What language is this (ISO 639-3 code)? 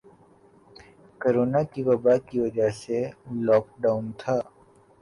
urd